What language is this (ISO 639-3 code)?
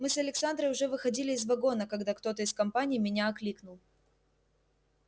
rus